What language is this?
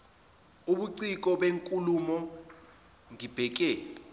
Zulu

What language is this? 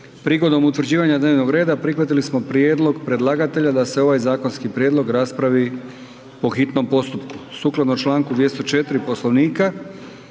Croatian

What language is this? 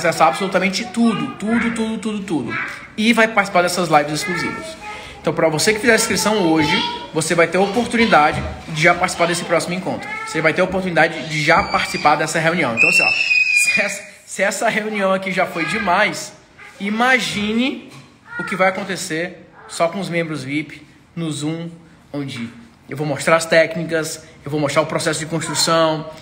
Portuguese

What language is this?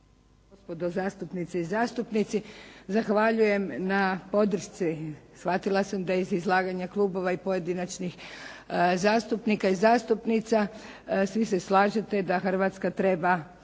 Croatian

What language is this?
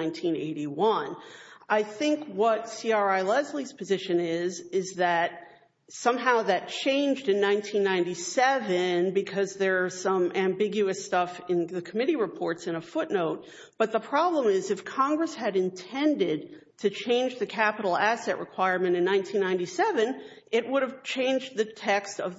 English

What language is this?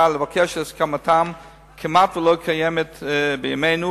Hebrew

